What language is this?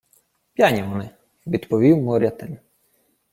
Ukrainian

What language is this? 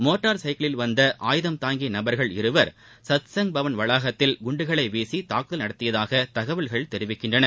Tamil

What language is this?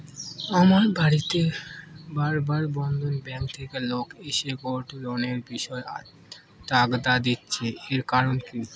Bangla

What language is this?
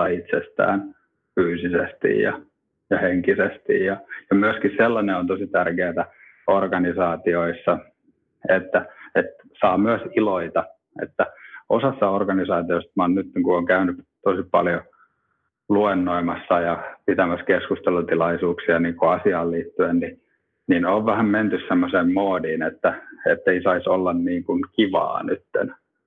Finnish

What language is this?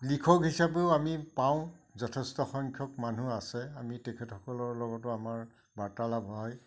Assamese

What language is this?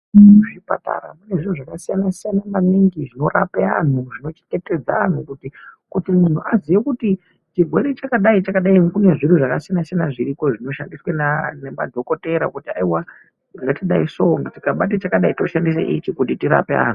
Ndau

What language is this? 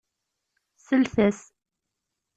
Kabyle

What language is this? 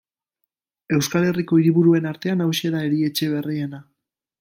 Basque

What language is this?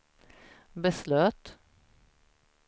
Swedish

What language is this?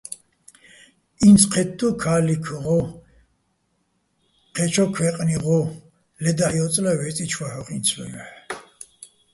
Bats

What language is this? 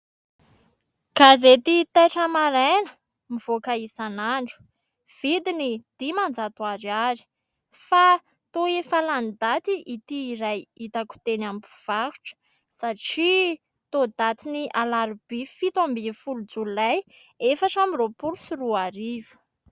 Malagasy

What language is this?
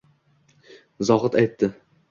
Uzbek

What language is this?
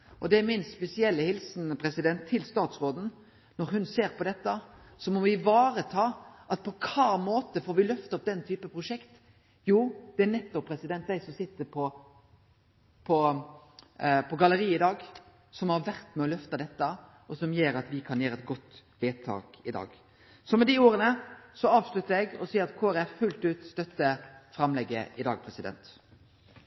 Norwegian Nynorsk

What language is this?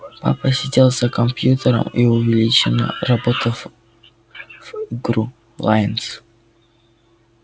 Russian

